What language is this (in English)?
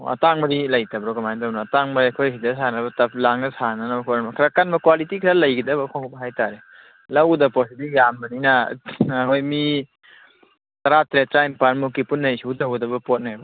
Manipuri